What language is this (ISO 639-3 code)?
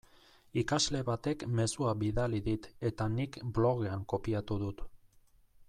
eus